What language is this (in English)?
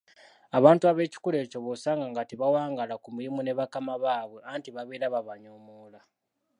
Ganda